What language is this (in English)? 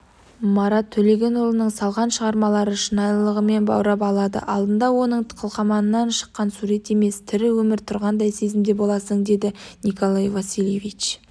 Kazakh